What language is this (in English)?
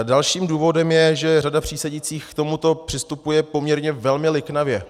Czech